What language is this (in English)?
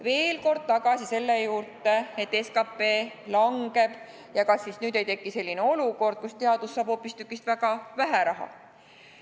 Estonian